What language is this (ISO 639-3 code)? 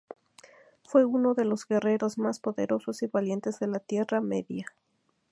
spa